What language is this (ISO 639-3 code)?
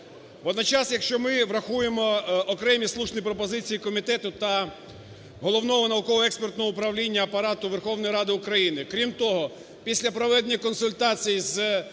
ukr